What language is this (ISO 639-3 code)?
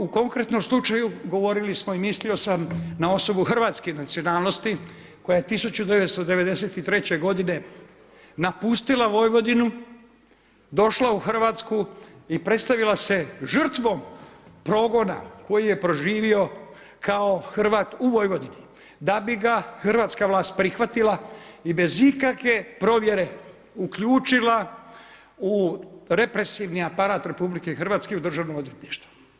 hrv